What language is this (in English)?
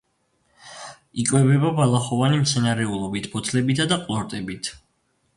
Georgian